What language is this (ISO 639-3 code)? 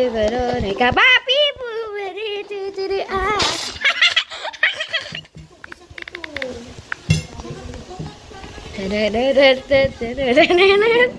eng